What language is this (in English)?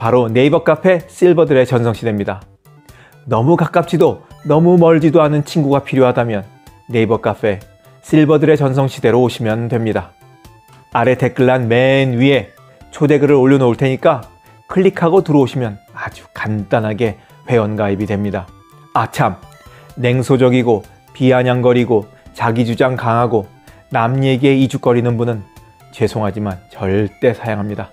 Korean